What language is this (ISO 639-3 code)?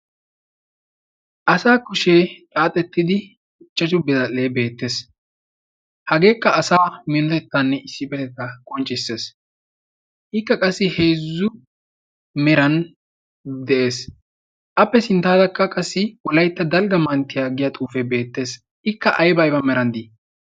wal